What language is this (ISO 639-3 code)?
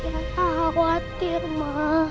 ind